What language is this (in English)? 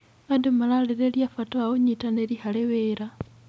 Kikuyu